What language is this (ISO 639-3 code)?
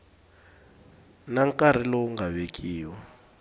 tso